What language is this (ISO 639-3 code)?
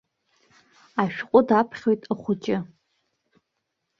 abk